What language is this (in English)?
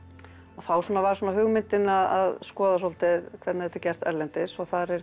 Icelandic